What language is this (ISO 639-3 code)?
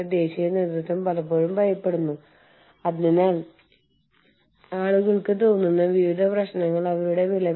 mal